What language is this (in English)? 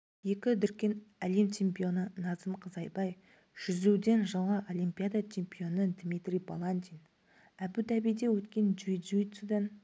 Kazakh